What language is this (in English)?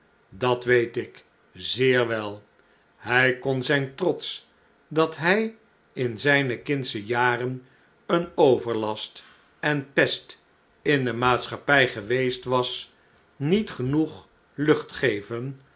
Dutch